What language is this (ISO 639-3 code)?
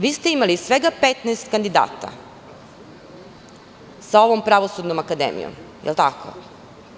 srp